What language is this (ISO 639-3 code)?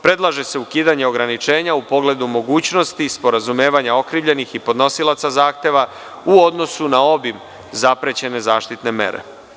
srp